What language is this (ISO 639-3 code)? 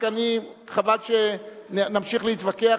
heb